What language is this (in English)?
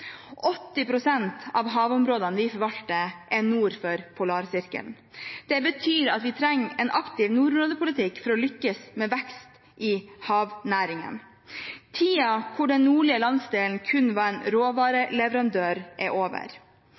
Norwegian Bokmål